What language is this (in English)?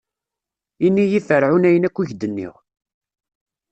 Kabyle